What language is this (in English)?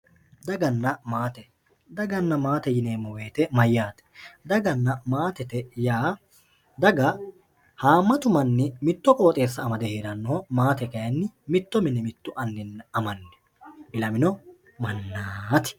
Sidamo